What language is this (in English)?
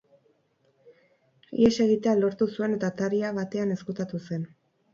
Basque